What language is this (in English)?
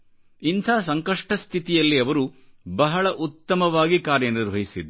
Kannada